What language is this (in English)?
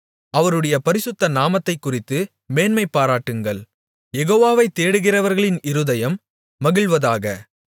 Tamil